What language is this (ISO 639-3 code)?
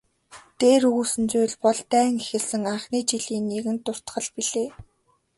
mon